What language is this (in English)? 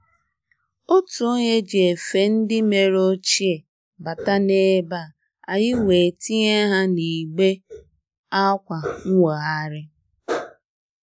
Igbo